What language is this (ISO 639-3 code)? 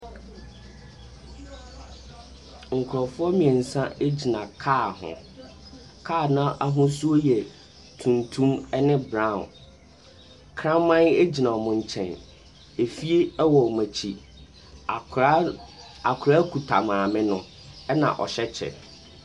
aka